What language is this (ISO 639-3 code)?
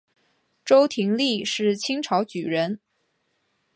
zho